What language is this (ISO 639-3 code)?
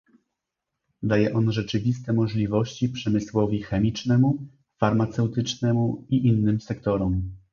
pol